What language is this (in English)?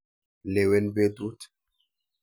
Kalenjin